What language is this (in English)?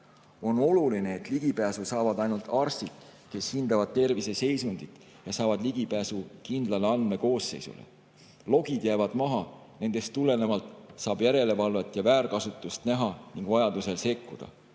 Estonian